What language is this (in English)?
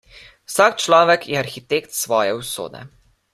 Slovenian